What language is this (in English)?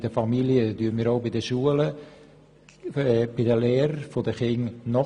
Swiss German